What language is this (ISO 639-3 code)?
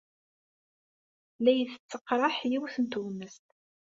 kab